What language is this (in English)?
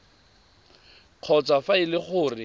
Tswana